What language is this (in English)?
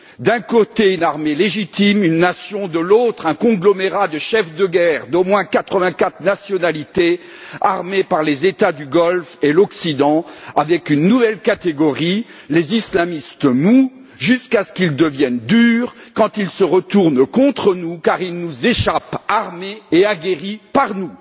French